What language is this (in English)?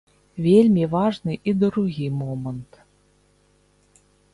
Belarusian